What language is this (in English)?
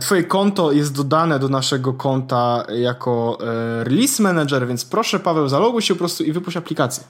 Polish